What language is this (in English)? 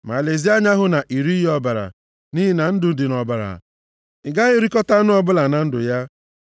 Igbo